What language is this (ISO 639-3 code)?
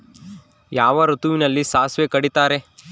kan